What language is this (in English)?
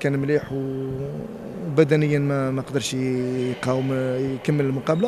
Arabic